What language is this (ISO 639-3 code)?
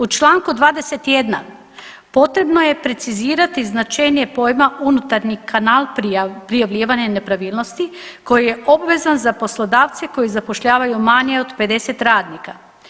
hrv